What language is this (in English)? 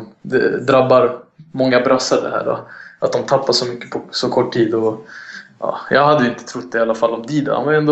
Swedish